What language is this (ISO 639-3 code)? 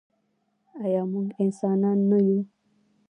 pus